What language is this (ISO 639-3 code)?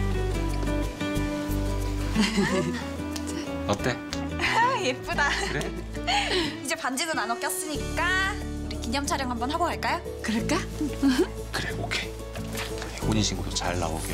kor